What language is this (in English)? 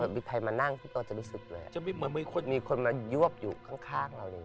Thai